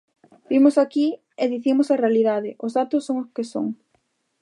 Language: Galician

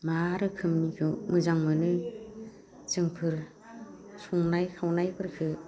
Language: Bodo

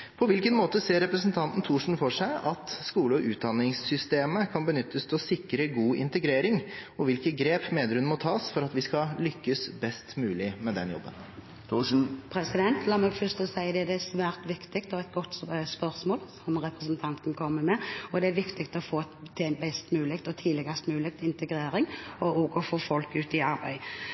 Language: Norwegian Bokmål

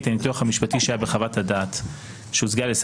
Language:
Hebrew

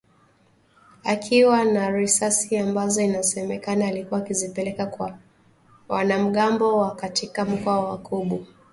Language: Swahili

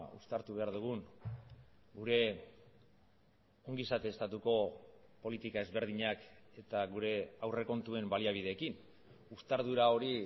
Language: Basque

